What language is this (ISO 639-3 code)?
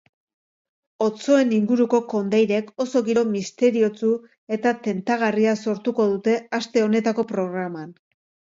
eus